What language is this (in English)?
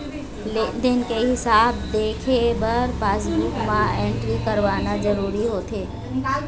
Chhattisgarhi